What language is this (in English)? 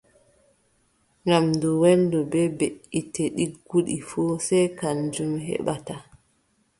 Adamawa Fulfulde